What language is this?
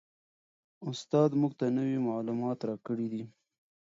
Pashto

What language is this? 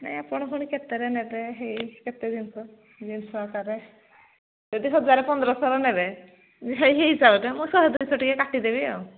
Odia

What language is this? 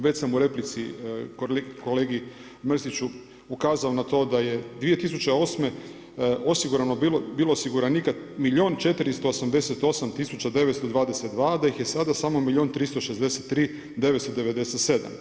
Croatian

